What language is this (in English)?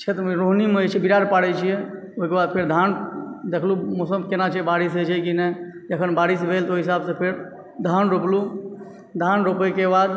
Maithili